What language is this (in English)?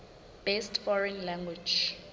Southern Sotho